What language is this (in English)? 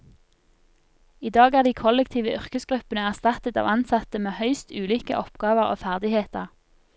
Norwegian